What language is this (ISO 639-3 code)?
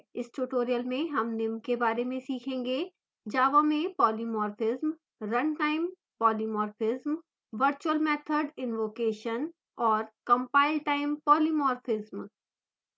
hin